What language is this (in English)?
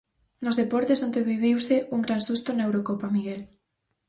Galician